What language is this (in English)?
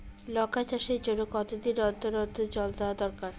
Bangla